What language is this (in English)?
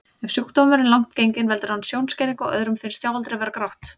Icelandic